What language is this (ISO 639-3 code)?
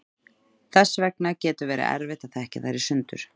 isl